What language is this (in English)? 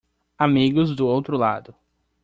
Portuguese